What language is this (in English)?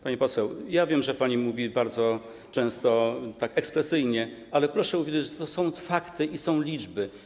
Polish